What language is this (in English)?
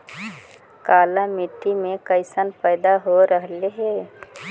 Magahi